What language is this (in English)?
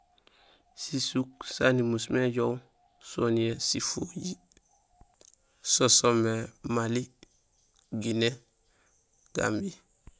Gusilay